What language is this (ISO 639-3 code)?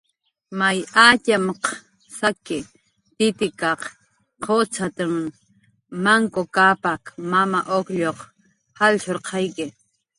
jqr